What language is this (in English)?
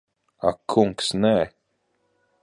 Latvian